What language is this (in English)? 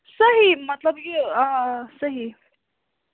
Kashmiri